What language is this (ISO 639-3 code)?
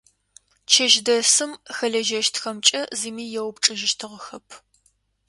ady